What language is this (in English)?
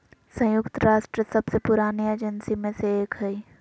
Magahi